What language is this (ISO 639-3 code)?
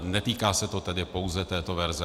ces